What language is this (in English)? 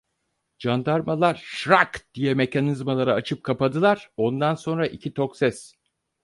Turkish